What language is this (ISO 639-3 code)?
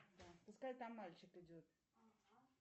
rus